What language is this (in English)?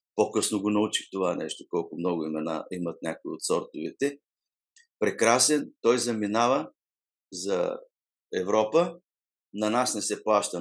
Bulgarian